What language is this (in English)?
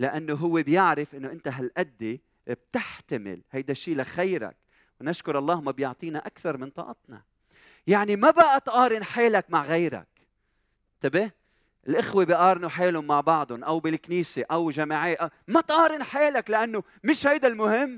Arabic